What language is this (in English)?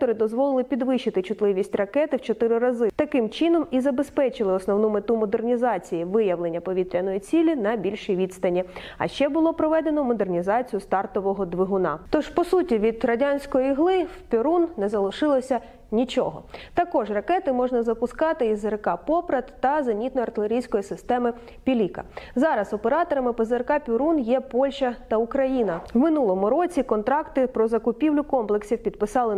Ukrainian